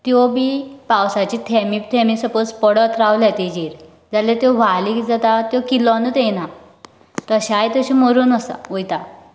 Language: Konkani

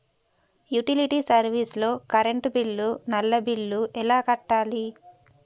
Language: Telugu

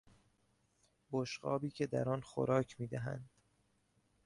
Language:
Persian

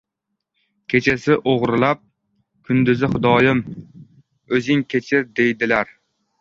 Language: Uzbek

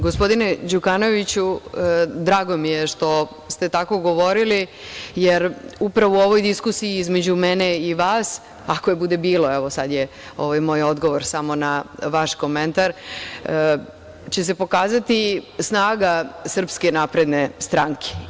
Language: Serbian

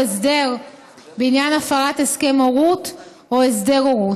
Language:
Hebrew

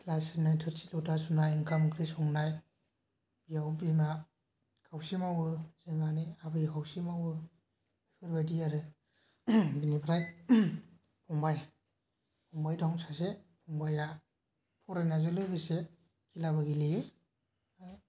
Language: Bodo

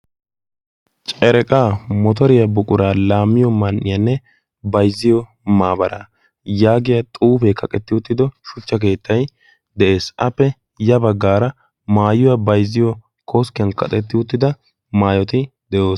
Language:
Wolaytta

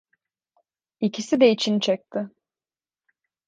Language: Turkish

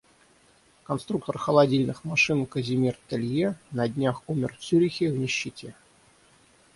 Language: Russian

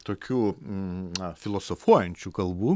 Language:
Lithuanian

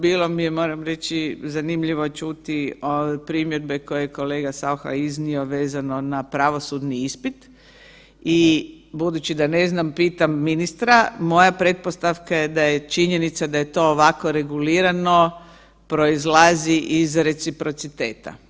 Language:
Croatian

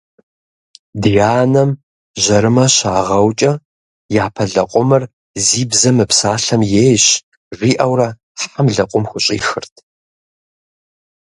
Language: Kabardian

